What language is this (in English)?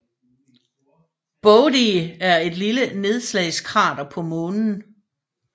Danish